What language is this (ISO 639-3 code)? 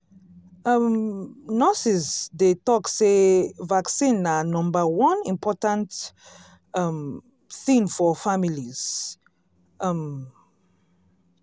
pcm